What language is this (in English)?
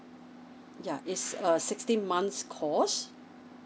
English